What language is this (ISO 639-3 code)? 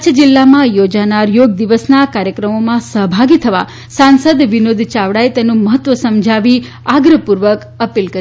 guj